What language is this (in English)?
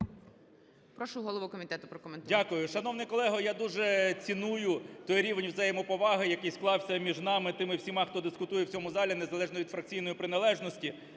Ukrainian